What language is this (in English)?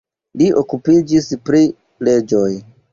Esperanto